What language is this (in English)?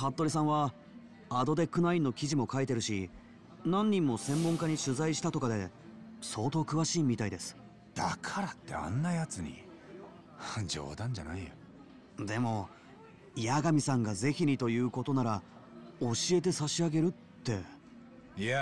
Japanese